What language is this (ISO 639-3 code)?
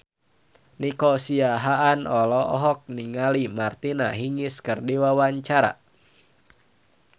sun